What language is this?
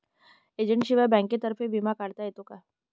Marathi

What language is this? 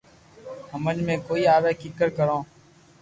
Loarki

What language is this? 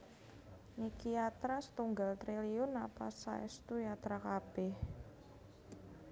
Javanese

